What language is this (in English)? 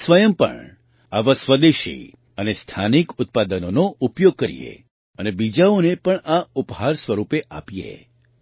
Gujarati